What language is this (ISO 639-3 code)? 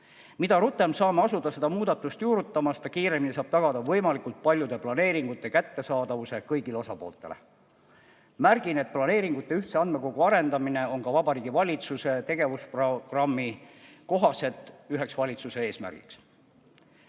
est